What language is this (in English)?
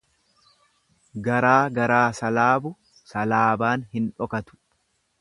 Oromo